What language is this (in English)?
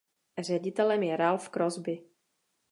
Czech